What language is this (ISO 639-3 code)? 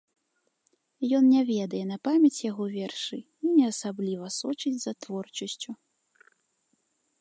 bel